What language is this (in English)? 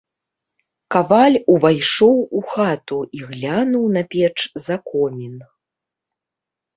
Belarusian